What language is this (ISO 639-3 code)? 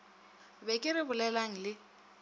nso